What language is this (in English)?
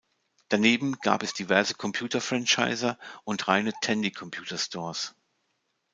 German